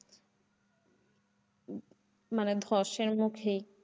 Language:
Bangla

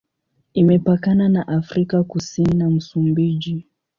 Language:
Swahili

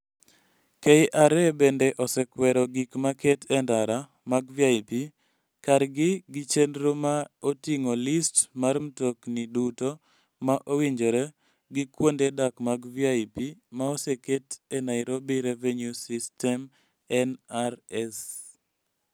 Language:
Luo (Kenya and Tanzania)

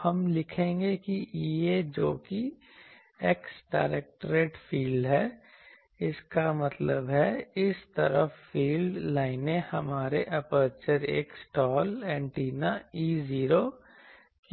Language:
Hindi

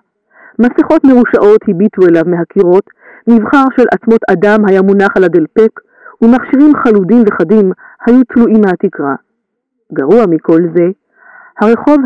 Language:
Hebrew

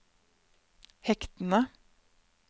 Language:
Norwegian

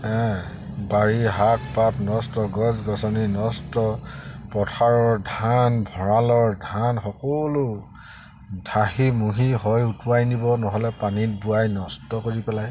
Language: Assamese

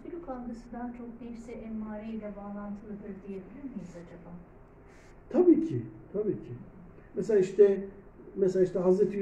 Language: Turkish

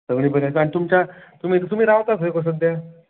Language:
Konkani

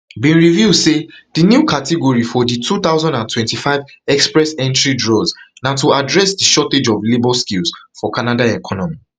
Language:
Nigerian Pidgin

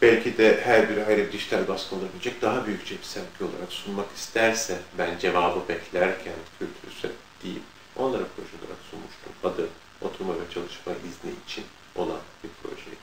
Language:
Turkish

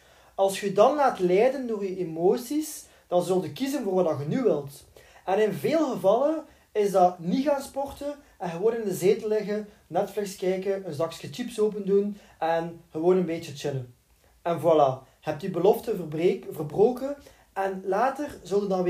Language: Dutch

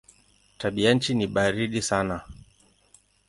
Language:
Swahili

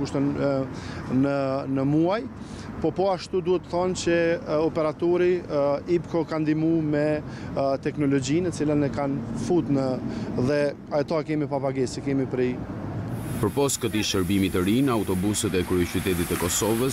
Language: Romanian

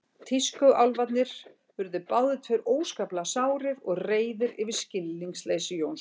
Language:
Icelandic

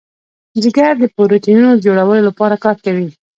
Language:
Pashto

